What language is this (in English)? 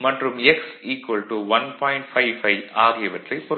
Tamil